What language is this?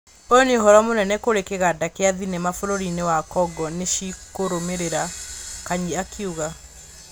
Kikuyu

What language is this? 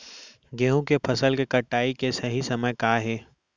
Chhattisgarhi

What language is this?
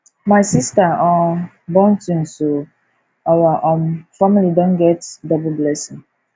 Nigerian Pidgin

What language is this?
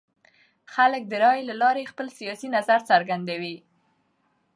Pashto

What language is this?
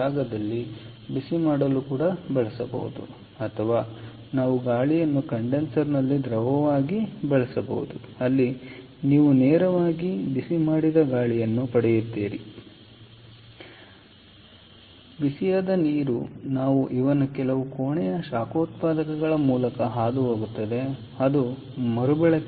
Kannada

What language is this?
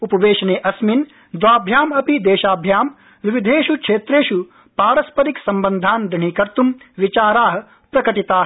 Sanskrit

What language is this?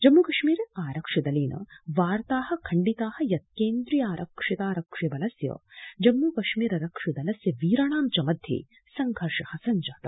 Sanskrit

